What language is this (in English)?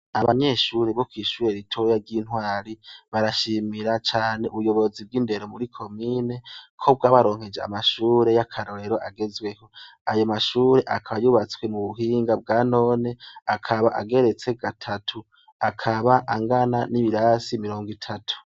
Rundi